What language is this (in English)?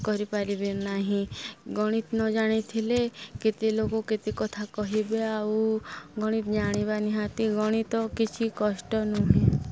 Odia